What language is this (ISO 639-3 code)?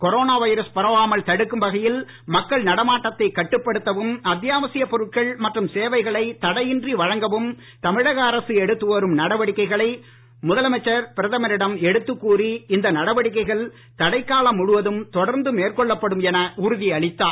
tam